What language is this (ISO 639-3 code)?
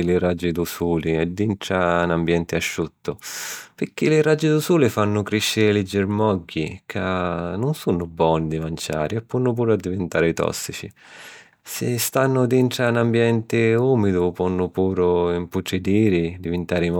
scn